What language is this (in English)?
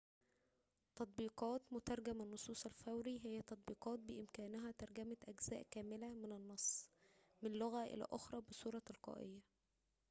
Arabic